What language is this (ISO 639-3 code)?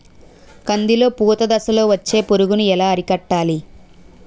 tel